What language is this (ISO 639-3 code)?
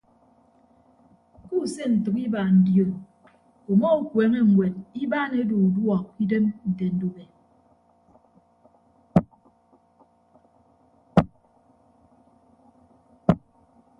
ibb